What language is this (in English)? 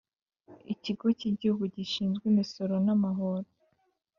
Kinyarwanda